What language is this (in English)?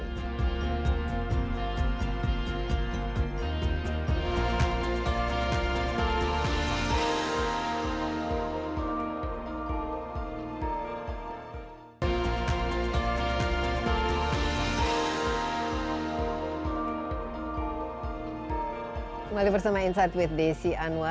Indonesian